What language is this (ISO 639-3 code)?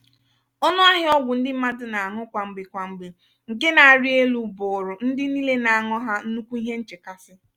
ibo